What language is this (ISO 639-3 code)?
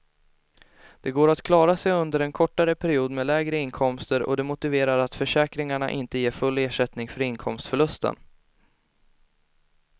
swe